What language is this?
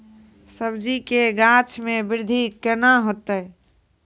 Maithili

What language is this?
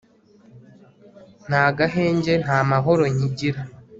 Kinyarwanda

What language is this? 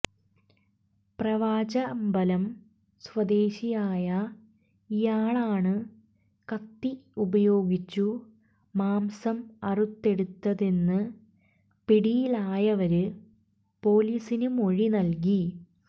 Malayalam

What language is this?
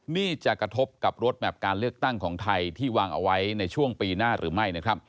Thai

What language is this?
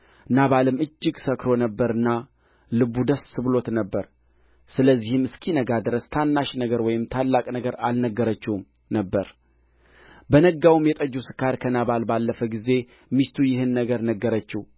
Amharic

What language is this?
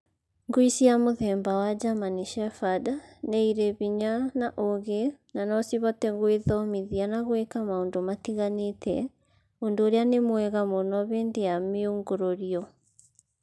Kikuyu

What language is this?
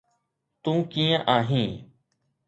Sindhi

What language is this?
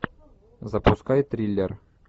Russian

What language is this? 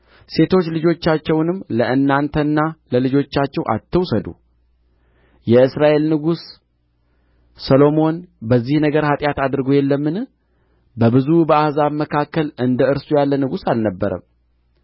Amharic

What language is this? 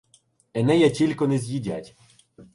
Ukrainian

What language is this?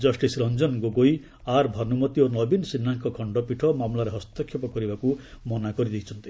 Odia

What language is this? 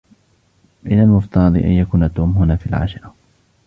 Arabic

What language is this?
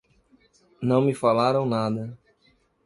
Portuguese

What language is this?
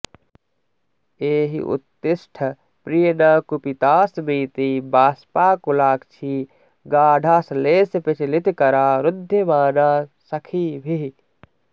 Sanskrit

